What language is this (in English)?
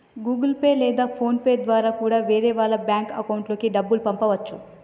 Telugu